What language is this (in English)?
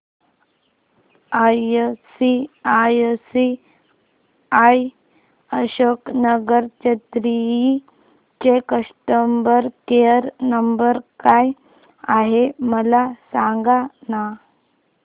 Marathi